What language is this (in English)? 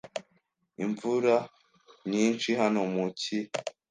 Kinyarwanda